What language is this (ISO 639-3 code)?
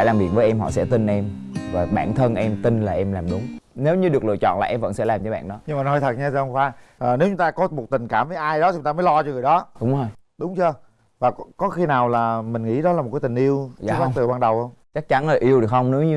vie